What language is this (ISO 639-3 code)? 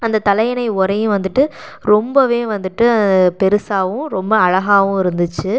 tam